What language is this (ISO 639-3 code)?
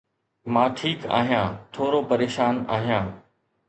snd